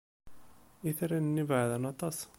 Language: Kabyle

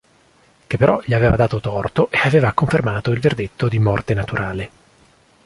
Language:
Italian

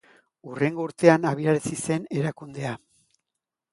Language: Basque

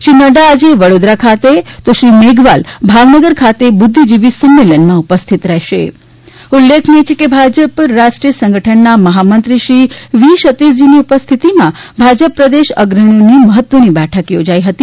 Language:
Gujarati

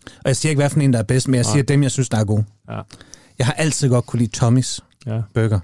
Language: Danish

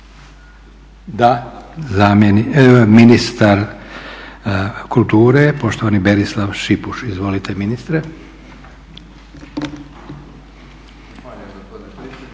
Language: Croatian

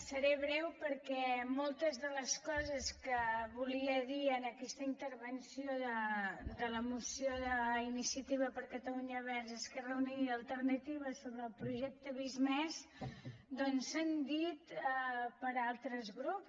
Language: Catalan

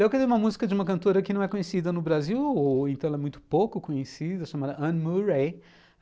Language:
Portuguese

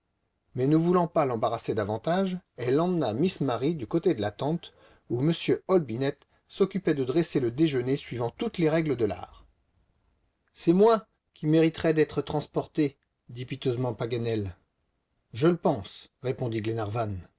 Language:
French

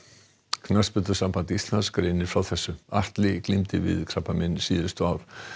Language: Icelandic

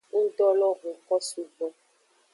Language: Aja (Benin)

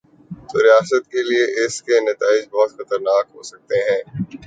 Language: Urdu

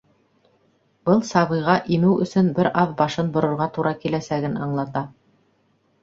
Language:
Bashkir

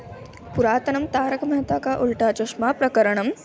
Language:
Sanskrit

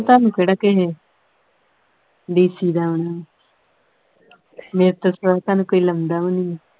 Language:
Punjabi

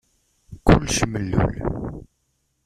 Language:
Kabyle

